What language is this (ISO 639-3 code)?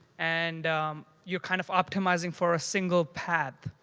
eng